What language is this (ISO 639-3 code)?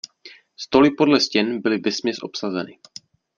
ces